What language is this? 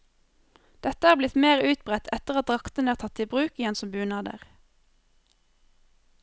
Norwegian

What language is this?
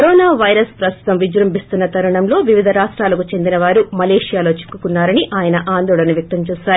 Telugu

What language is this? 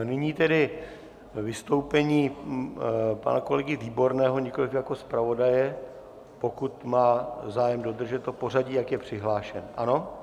Czech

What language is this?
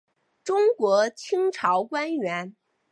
Chinese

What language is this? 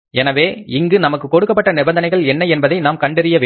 Tamil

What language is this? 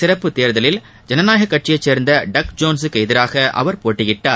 Tamil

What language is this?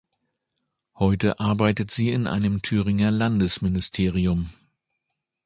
German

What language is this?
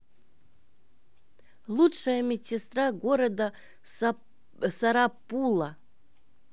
Russian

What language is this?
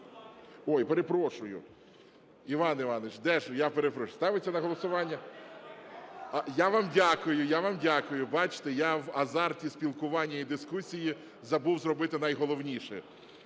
Ukrainian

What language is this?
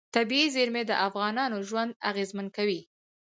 Pashto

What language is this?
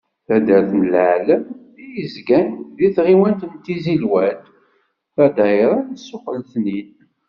Kabyle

